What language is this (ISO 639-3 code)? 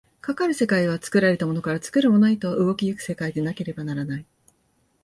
jpn